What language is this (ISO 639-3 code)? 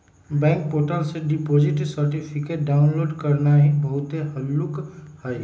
mag